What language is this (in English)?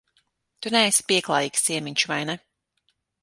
Latvian